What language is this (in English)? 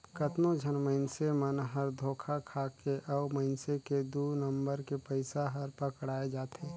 Chhattisgarhi